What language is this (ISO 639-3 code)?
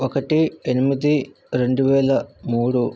tel